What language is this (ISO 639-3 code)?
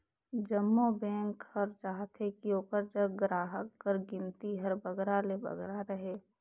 hne